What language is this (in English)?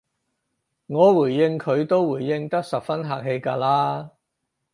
Cantonese